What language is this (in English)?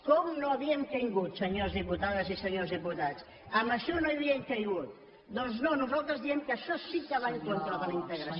Catalan